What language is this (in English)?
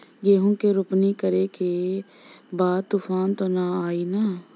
Bhojpuri